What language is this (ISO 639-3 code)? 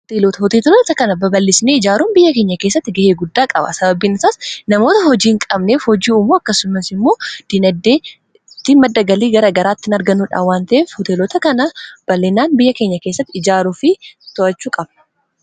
orm